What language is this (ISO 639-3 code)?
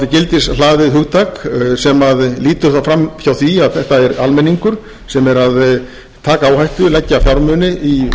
isl